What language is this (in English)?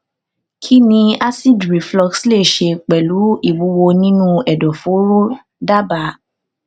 Yoruba